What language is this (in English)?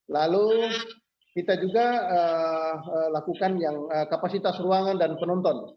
Indonesian